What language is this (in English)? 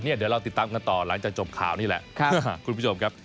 Thai